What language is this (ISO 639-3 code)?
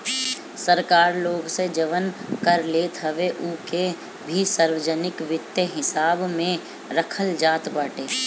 bho